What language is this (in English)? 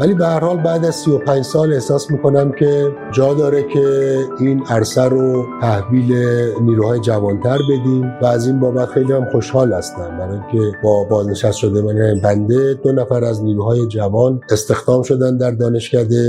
Persian